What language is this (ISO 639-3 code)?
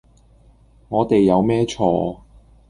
yue